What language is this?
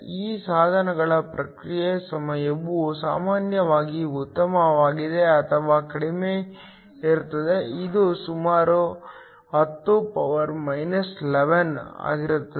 Kannada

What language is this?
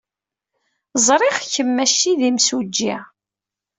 Kabyle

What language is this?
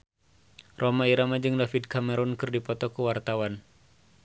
Sundanese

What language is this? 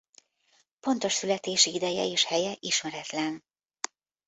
Hungarian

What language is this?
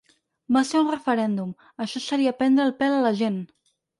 Catalan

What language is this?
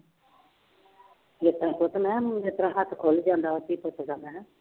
Punjabi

